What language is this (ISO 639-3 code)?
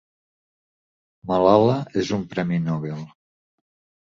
cat